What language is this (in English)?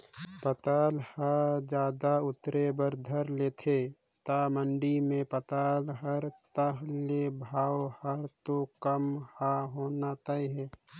Chhattisgarhi